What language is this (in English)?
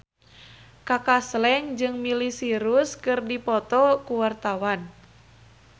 Sundanese